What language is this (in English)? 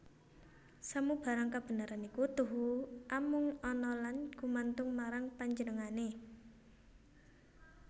Javanese